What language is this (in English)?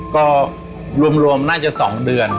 Thai